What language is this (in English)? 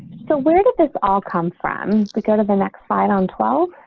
English